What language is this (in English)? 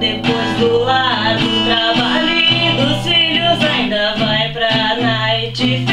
Portuguese